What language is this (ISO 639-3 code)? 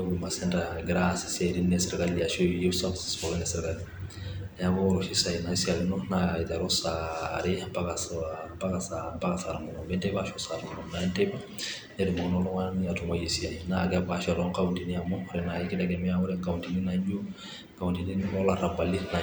mas